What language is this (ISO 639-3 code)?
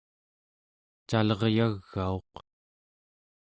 esu